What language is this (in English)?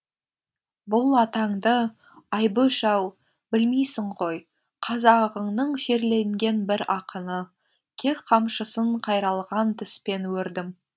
Kazakh